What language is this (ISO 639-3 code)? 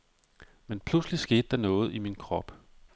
dan